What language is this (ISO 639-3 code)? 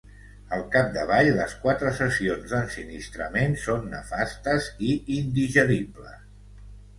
cat